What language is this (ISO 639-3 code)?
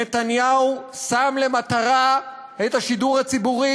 heb